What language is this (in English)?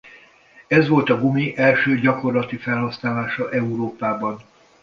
Hungarian